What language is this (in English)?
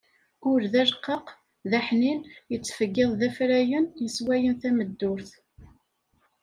Kabyle